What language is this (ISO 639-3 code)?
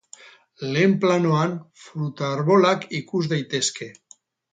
eus